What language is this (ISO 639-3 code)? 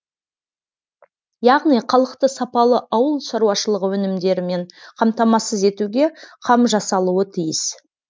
kaz